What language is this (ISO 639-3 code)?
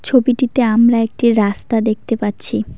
ben